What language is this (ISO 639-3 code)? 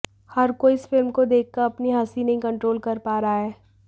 hin